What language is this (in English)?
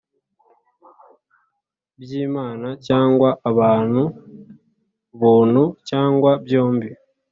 Kinyarwanda